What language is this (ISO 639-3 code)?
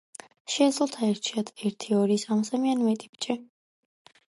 kat